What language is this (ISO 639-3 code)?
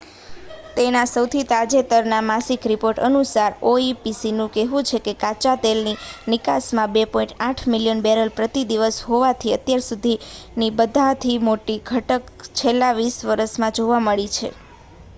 guj